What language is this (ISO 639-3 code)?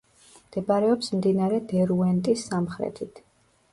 kat